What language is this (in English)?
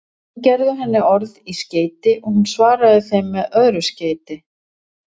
Icelandic